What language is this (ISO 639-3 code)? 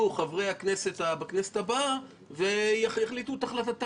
heb